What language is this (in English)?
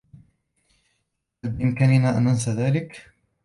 Arabic